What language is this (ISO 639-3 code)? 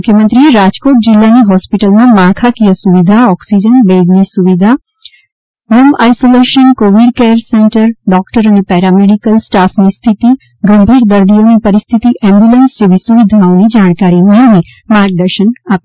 guj